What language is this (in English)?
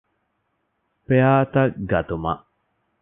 Divehi